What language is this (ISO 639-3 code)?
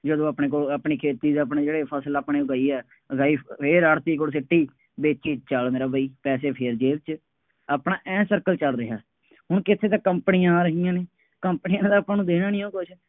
pan